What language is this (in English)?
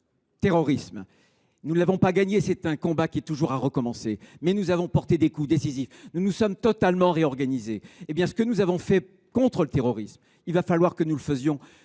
French